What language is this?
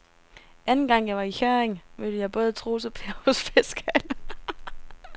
Danish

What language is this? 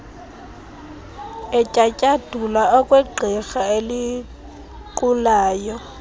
Xhosa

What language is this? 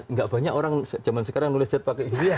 Indonesian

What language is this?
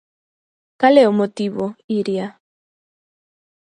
Galician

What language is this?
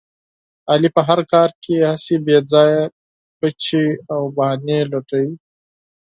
Pashto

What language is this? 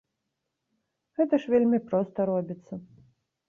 Belarusian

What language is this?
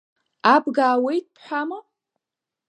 Abkhazian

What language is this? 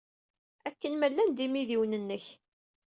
Kabyle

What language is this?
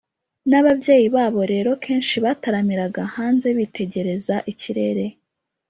Kinyarwanda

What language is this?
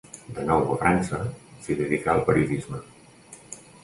Catalan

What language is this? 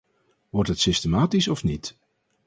Dutch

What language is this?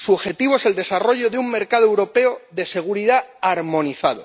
Spanish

